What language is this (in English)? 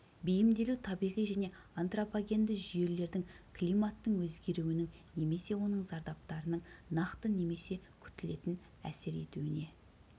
Kazakh